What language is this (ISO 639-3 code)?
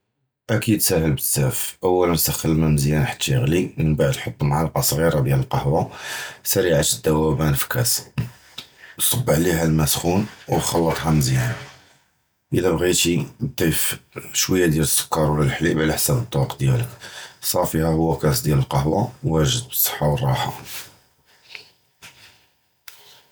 jrb